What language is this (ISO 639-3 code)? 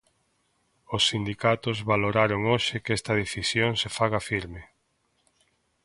glg